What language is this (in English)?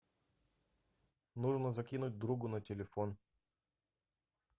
Russian